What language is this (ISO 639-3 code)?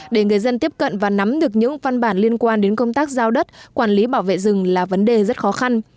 vie